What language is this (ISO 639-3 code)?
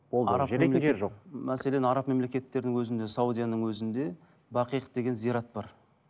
kaz